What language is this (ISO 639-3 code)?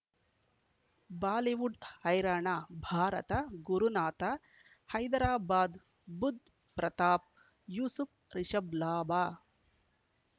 kan